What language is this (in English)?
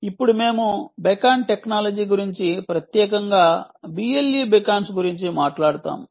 Telugu